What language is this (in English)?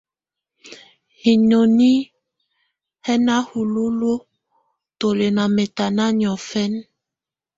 Tunen